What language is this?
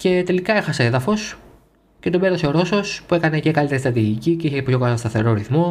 Greek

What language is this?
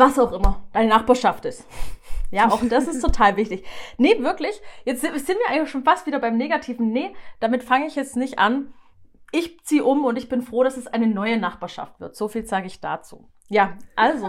German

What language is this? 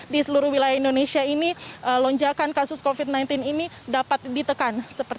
Indonesian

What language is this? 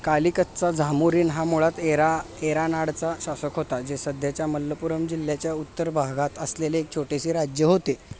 Marathi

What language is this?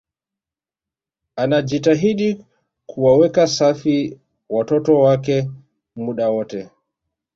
Swahili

